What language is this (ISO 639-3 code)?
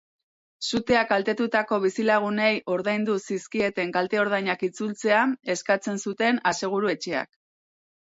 eus